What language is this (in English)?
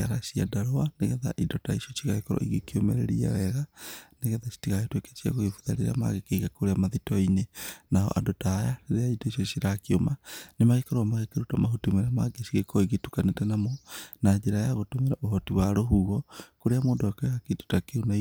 Kikuyu